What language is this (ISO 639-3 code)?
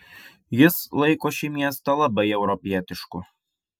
lit